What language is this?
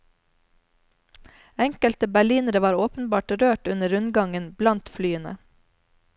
Norwegian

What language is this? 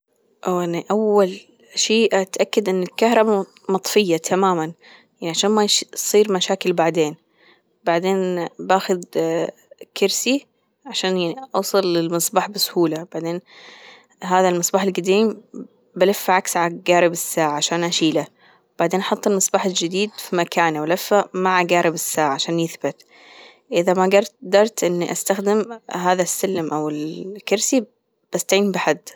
Gulf Arabic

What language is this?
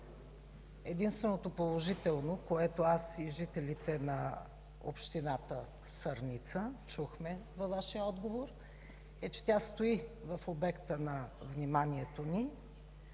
Bulgarian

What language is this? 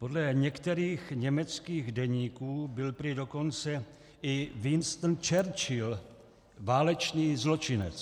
Czech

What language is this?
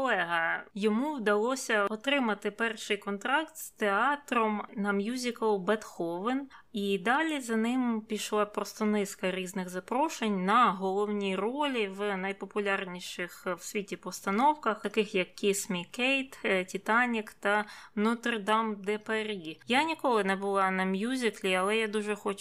Ukrainian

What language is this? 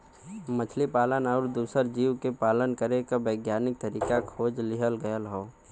Bhojpuri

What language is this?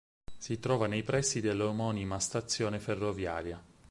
Italian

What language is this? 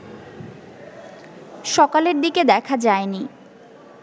Bangla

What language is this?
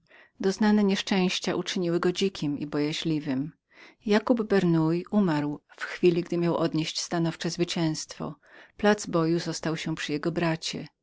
Polish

